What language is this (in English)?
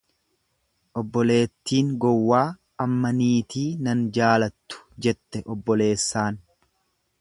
Oromo